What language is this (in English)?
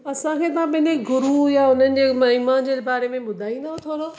Sindhi